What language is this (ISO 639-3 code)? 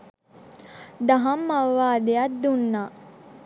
sin